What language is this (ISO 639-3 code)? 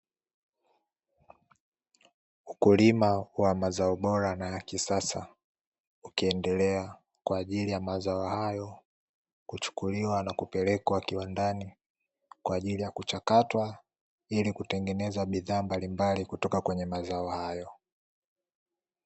swa